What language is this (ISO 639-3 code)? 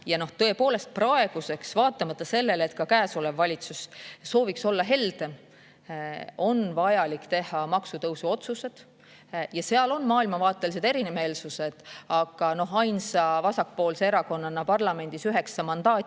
est